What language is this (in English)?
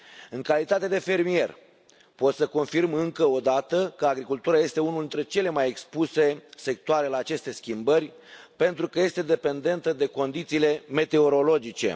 Romanian